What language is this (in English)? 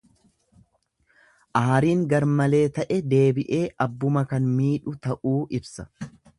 Oromo